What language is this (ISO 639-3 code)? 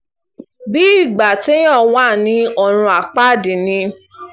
yor